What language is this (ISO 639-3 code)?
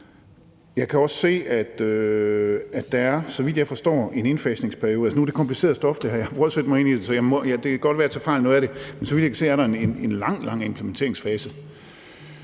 dan